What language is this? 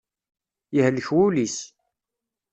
Kabyle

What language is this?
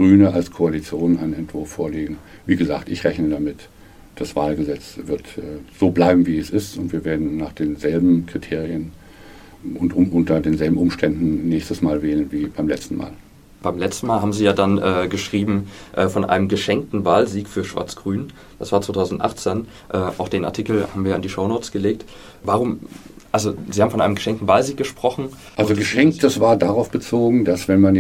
German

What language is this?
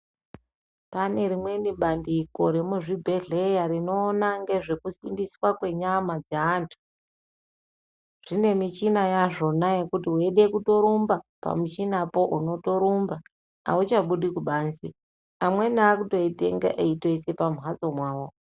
Ndau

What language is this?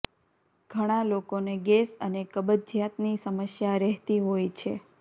Gujarati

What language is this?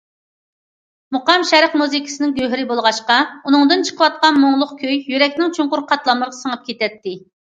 Uyghur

